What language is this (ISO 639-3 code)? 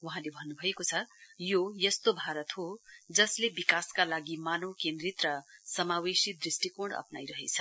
nep